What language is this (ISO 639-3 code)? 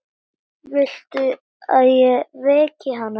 isl